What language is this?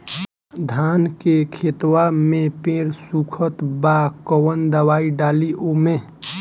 Bhojpuri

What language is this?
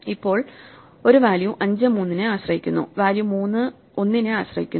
Malayalam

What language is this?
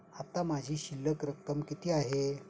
Marathi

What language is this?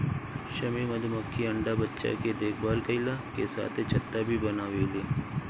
Bhojpuri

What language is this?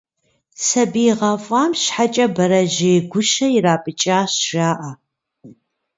Kabardian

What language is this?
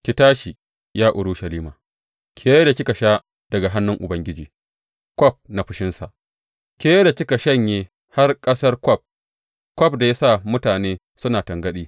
Hausa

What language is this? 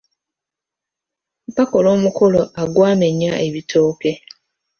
Ganda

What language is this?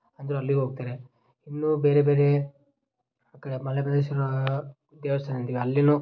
Kannada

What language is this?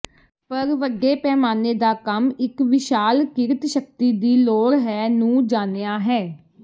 Punjabi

